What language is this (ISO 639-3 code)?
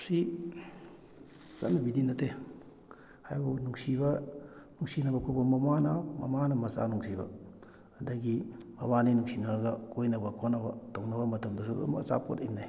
mni